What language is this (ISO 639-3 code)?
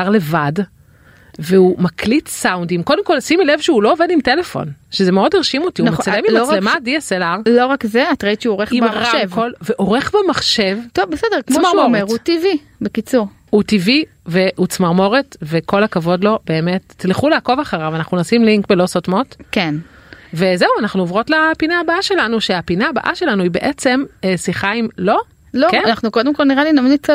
heb